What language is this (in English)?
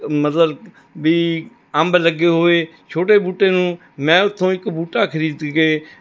Punjabi